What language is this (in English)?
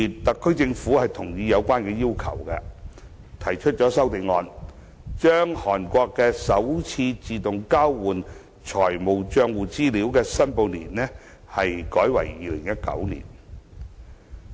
Cantonese